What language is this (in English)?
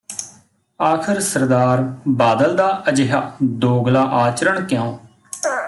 Punjabi